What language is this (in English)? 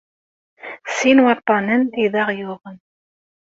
Kabyle